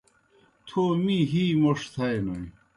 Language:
Kohistani Shina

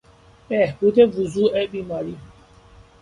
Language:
Persian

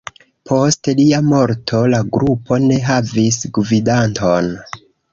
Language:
Esperanto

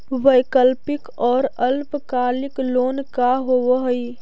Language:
Magahi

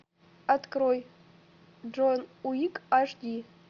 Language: Russian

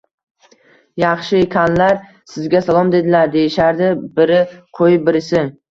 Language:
Uzbek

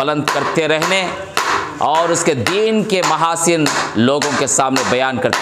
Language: Hindi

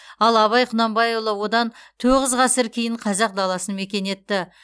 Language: Kazakh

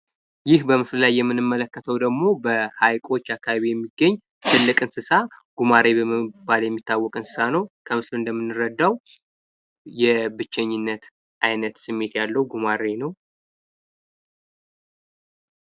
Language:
Amharic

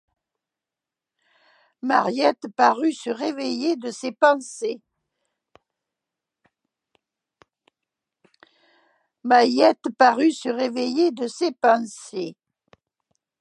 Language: French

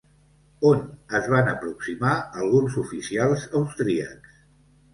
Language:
Catalan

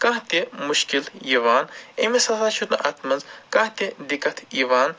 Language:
Kashmiri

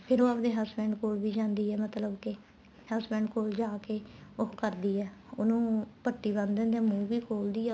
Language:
Punjabi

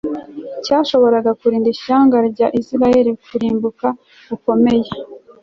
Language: Kinyarwanda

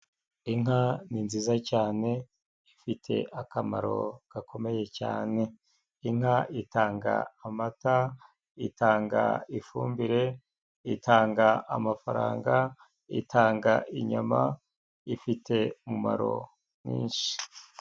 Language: Kinyarwanda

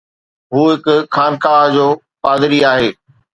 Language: Sindhi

